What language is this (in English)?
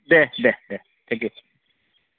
Bodo